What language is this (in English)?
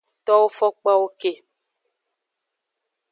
Aja (Benin)